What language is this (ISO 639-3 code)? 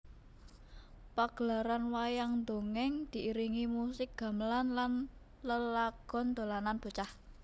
jav